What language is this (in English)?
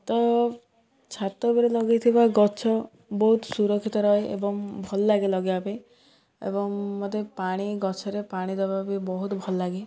Odia